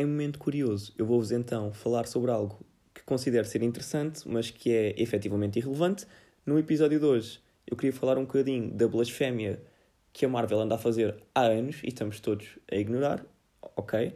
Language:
Portuguese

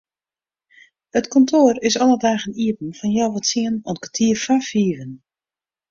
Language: Western Frisian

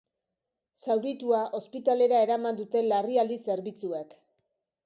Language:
Basque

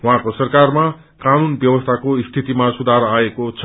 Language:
Nepali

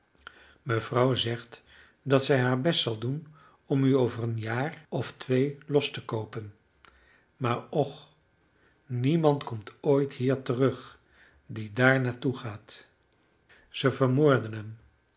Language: Dutch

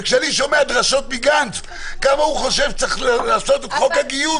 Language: Hebrew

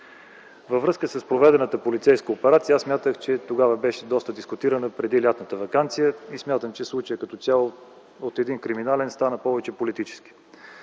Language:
Bulgarian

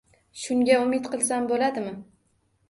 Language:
Uzbek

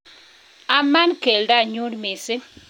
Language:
Kalenjin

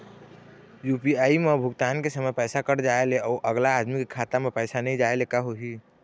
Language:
Chhattisgarhi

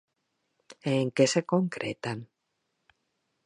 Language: Galician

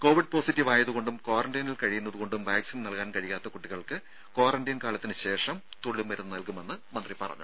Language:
Malayalam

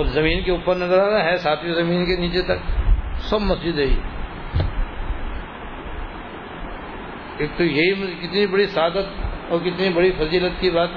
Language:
Urdu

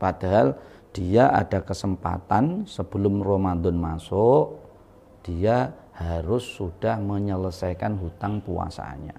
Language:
Indonesian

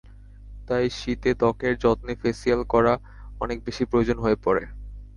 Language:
Bangla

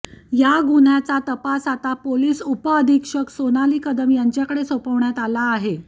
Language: Marathi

